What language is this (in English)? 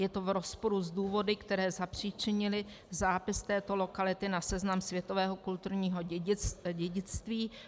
Czech